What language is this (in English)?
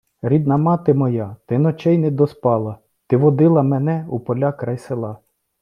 Ukrainian